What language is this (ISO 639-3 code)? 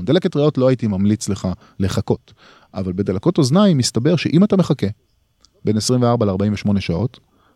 heb